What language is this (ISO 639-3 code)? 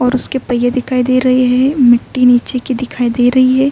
urd